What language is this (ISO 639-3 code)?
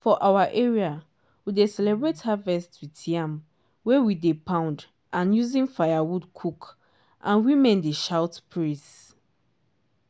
pcm